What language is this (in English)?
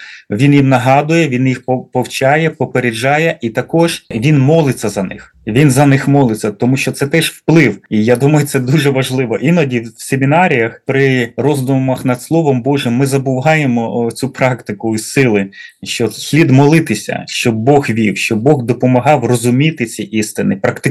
Ukrainian